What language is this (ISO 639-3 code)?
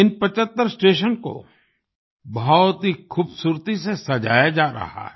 hin